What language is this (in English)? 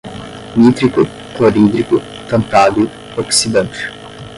Portuguese